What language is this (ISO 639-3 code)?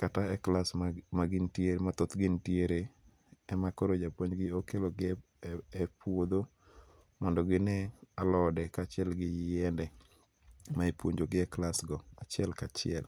luo